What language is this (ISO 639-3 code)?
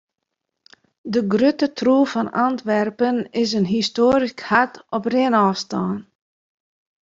fry